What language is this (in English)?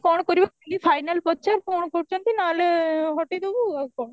Odia